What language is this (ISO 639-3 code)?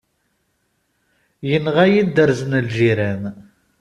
kab